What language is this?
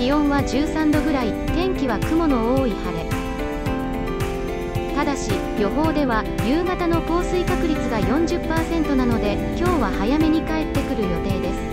Japanese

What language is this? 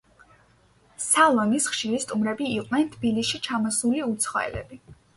Georgian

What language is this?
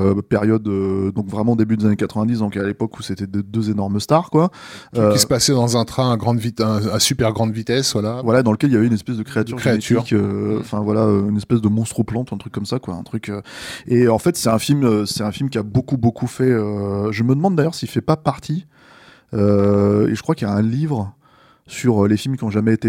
French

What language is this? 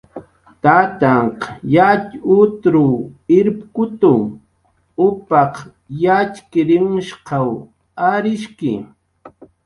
Jaqaru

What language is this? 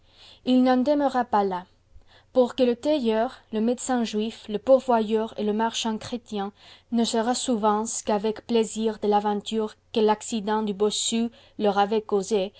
French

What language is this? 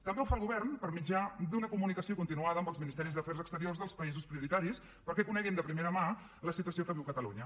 Catalan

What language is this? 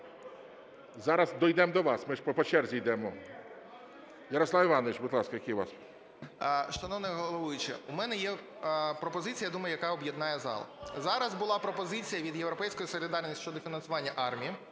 Ukrainian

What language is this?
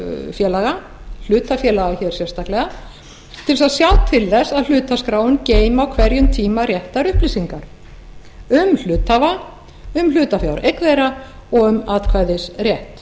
Icelandic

